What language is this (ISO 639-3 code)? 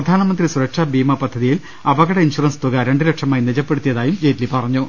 mal